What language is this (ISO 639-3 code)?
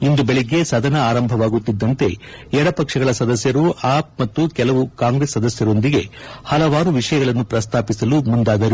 kan